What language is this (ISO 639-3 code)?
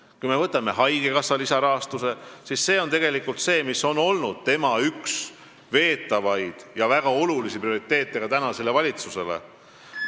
est